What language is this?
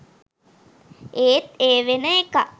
Sinhala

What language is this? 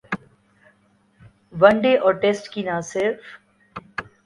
Urdu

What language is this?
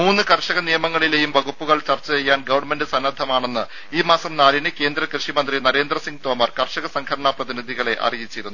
Malayalam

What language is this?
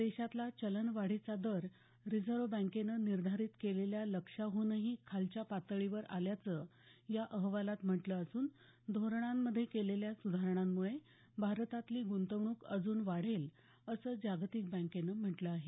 Marathi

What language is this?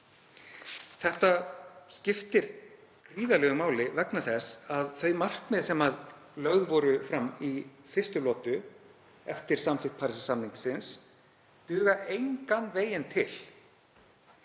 Icelandic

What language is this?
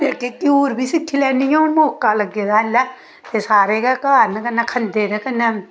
Dogri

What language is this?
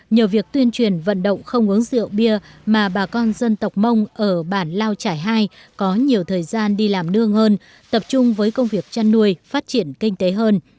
Vietnamese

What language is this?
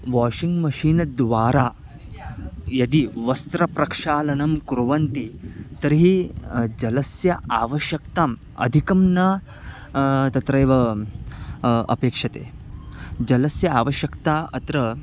Sanskrit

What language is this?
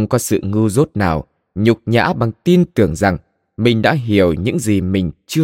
Vietnamese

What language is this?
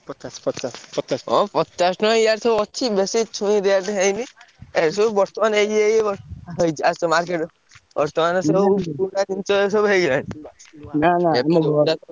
Odia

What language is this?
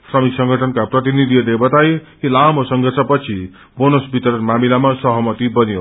Nepali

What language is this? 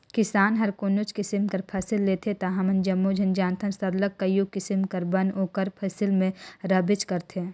Chhattisgarhi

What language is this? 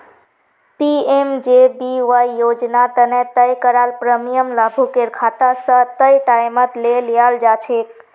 Magahi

